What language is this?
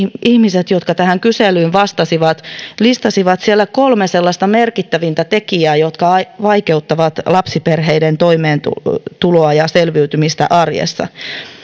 Finnish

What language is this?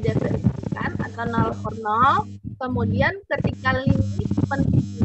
Indonesian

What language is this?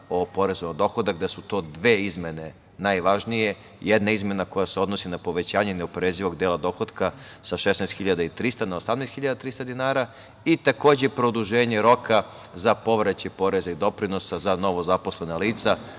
Serbian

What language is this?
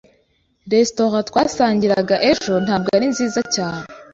Kinyarwanda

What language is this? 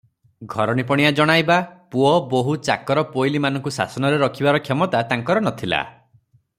Odia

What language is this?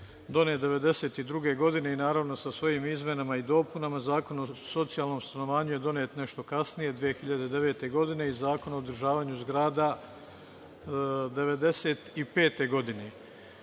Serbian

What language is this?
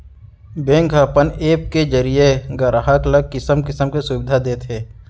Chhattisgarhi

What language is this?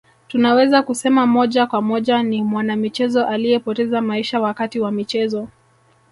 Swahili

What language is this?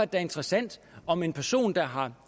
Danish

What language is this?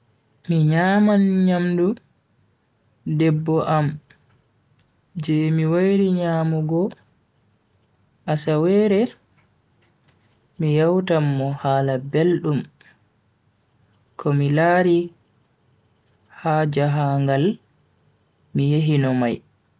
Bagirmi Fulfulde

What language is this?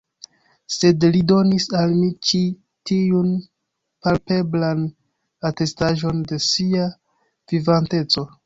Esperanto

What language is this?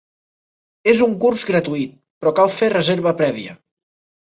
Catalan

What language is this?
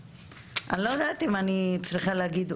Hebrew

